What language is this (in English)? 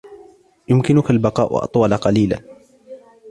Arabic